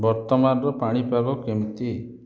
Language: Odia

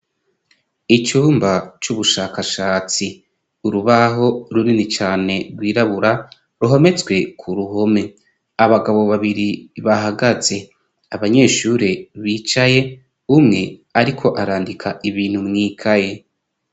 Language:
Rundi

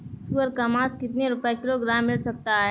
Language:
Hindi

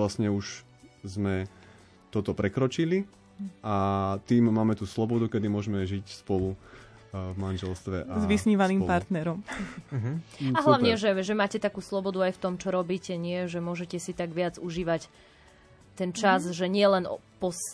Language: Slovak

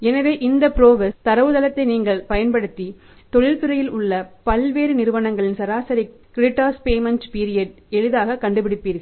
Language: Tamil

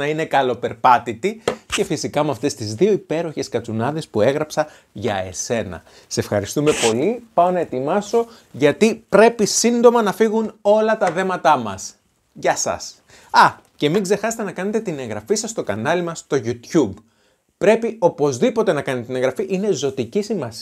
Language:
Greek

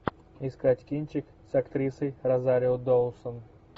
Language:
Russian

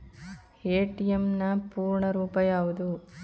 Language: Kannada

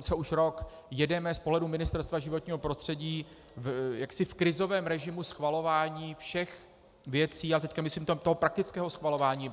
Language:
Czech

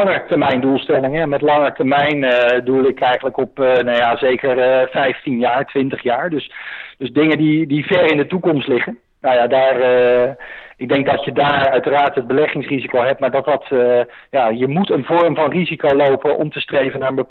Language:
Dutch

